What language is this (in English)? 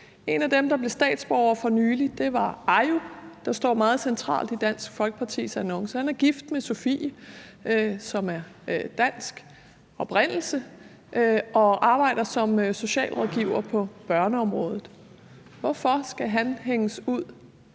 Danish